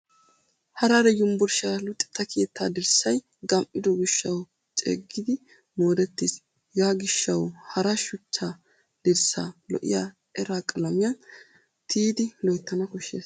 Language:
Wolaytta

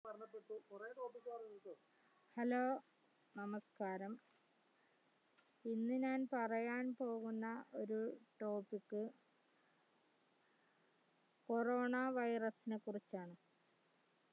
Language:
Malayalam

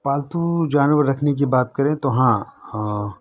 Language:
Urdu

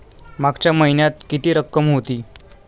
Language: Marathi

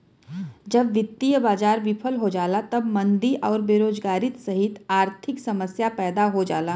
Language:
Bhojpuri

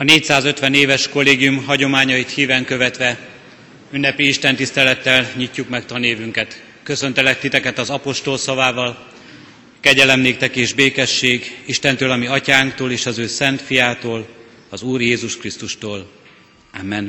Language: Hungarian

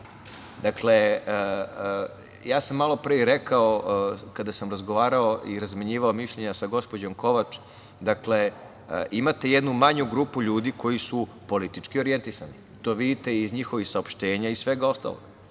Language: Serbian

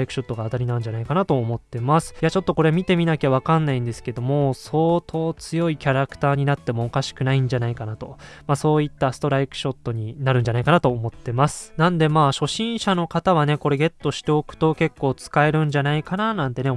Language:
Japanese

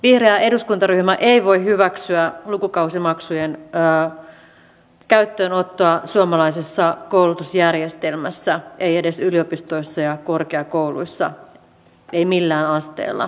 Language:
Finnish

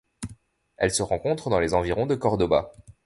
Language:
French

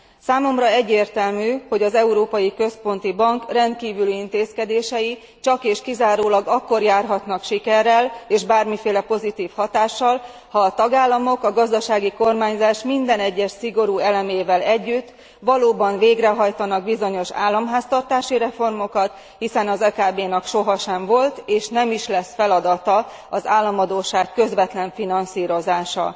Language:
Hungarian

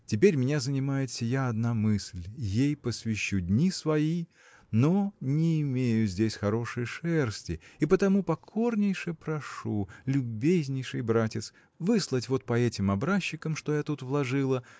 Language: Russian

